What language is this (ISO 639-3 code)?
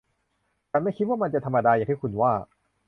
tha